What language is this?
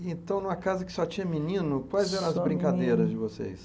Portuguese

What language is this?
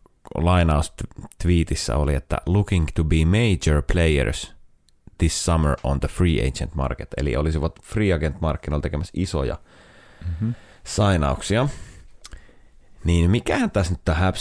Finnish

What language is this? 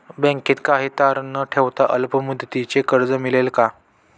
Marathi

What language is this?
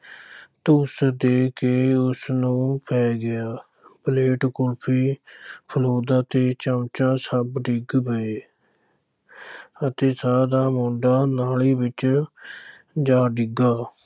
Punjabi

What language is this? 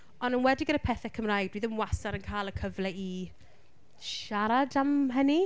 Welsh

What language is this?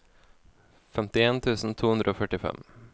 Norwegian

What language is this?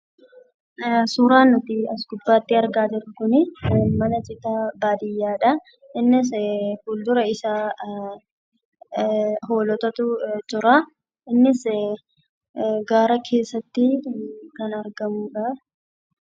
Oromo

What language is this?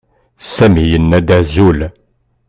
Kabyle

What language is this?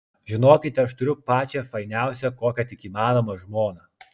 Lithuanian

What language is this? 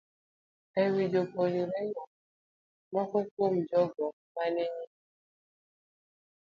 Luo (Kenya and Tanzania)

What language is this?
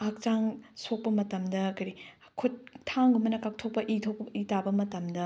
Manipuri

